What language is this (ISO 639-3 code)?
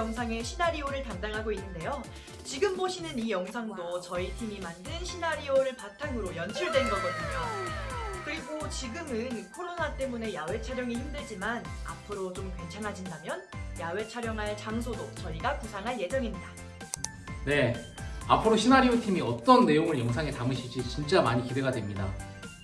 kor